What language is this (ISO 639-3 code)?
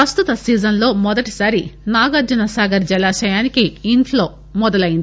tel